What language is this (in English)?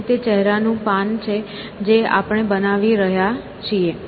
Gujarati